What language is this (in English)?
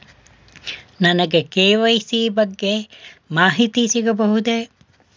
Kannada